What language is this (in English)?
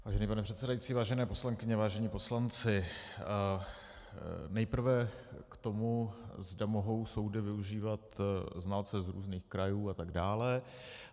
Czech